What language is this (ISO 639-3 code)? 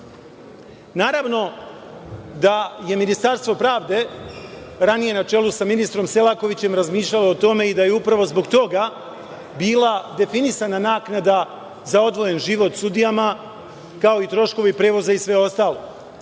srp